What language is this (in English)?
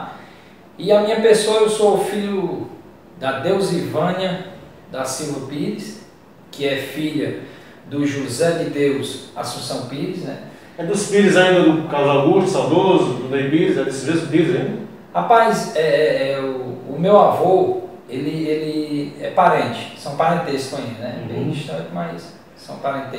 Portuguese